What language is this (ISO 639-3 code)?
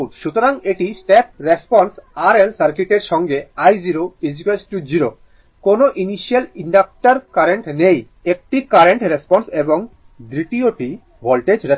ben